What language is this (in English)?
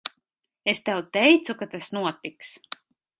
Latvian